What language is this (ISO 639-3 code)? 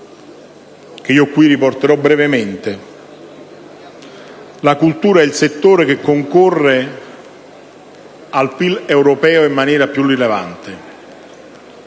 ita